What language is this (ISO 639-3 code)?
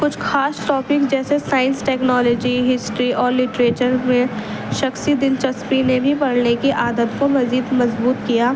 urd